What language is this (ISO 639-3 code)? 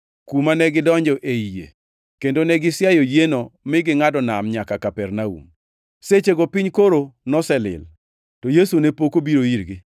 luo